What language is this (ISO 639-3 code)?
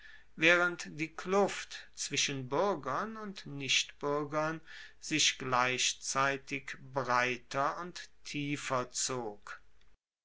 deu